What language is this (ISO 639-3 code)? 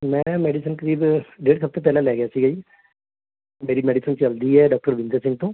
pan